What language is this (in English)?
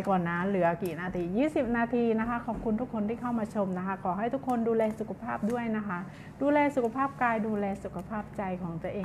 Thai